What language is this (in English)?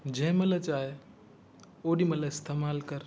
Sindhi